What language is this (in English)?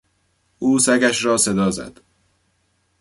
Persian